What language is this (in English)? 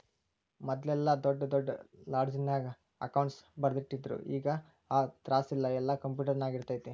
Kannada